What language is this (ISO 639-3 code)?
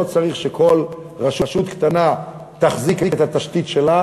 heb